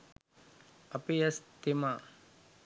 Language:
Sinhala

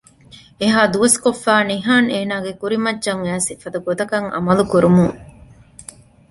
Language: Divehi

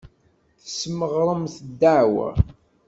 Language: Kabyle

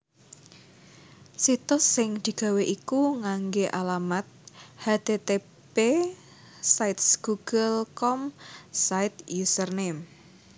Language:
Javanese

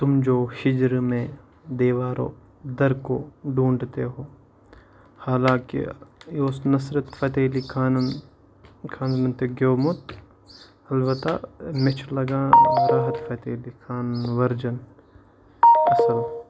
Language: Kashmiri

